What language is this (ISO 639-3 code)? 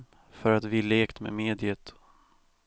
swe